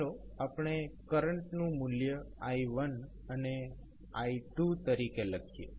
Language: Gujarati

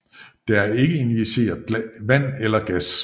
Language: Danish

